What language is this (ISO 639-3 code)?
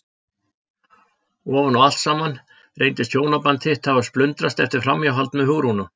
isl